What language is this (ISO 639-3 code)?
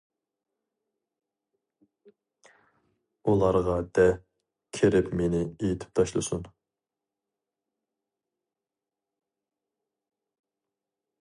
uig